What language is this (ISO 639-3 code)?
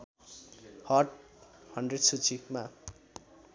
nep